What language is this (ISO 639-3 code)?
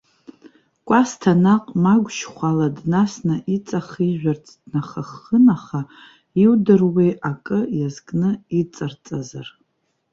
abk